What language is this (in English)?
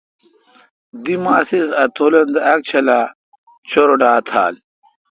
Kalkoti